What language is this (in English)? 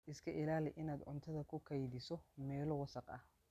Somali